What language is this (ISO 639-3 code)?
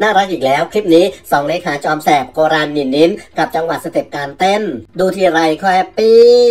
tha